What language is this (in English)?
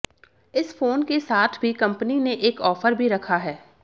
Hindi